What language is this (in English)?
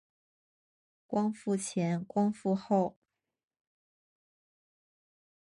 Chinese